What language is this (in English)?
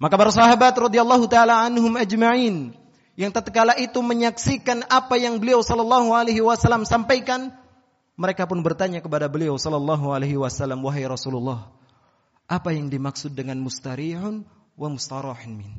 Indonesian